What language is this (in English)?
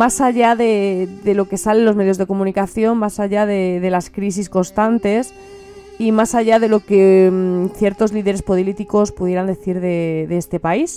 Spanish